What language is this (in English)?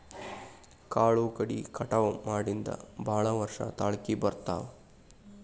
Kannada